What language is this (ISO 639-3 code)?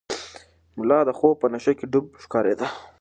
pus